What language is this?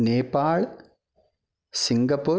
Sanskrit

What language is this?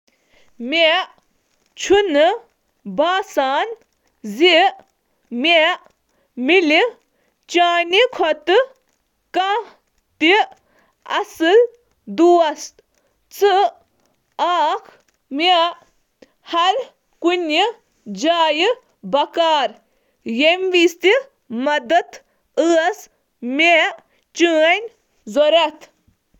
Kashmiri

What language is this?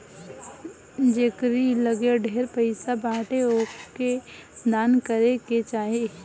Bhojpuri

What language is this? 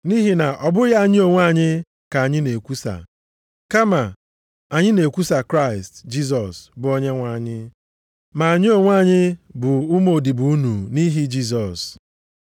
Igbo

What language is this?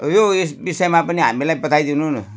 Nepali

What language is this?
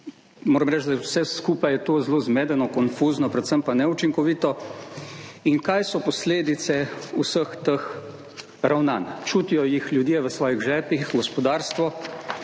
Slovenian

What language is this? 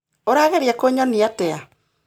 Kikuyu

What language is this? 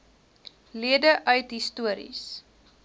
Afrikaans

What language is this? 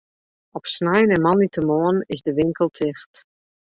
Western Frisian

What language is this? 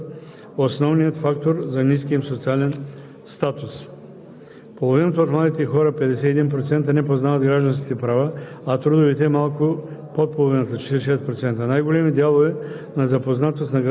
Bulgarian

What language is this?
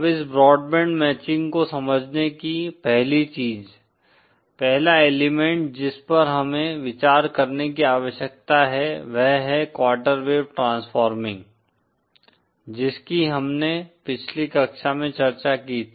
Hindi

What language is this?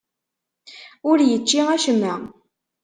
Kabyle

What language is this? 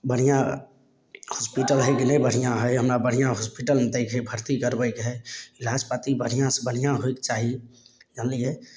Maithili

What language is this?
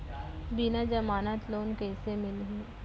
Chhattisgarhi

